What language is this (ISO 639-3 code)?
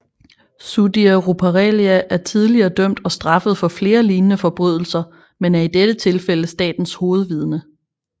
dan